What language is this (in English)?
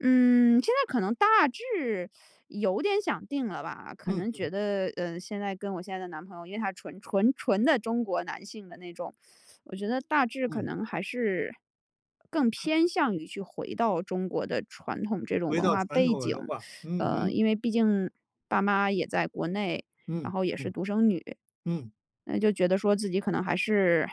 Chinese